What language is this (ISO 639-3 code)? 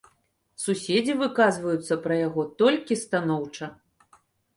bel